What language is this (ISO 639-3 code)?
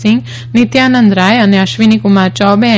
guj